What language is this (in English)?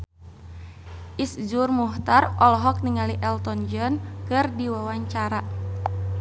Sundanese